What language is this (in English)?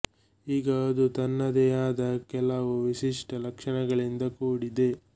Kannada